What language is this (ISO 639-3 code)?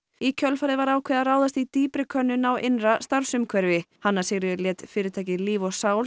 isl